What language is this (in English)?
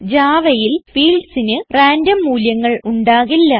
Malayalam